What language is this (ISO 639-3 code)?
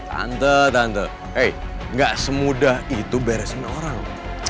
ind